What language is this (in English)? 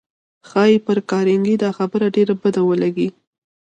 Pashto